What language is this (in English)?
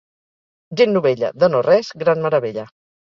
Catalan